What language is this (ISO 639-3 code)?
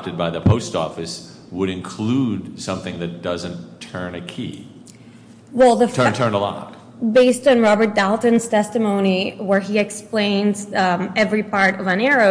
eng